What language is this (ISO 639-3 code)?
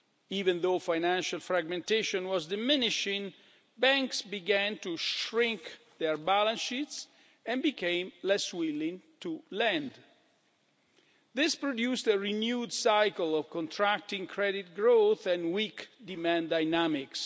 eng